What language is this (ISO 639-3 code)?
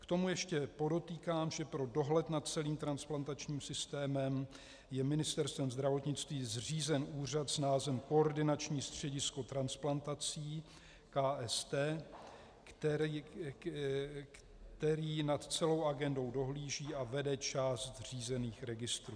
ces